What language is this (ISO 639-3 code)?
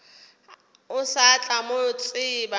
nso